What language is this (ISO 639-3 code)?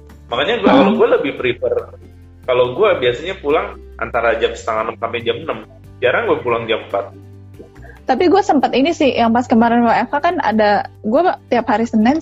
ind